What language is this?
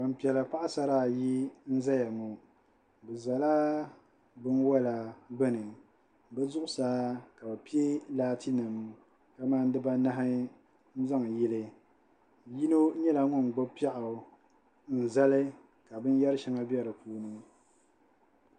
Dagbani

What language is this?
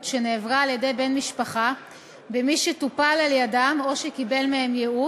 Hebrew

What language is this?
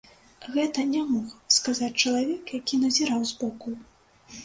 Belarusian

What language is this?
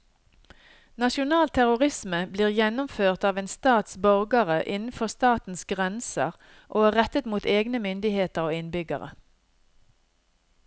Norwegian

